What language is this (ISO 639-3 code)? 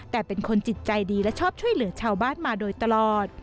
tha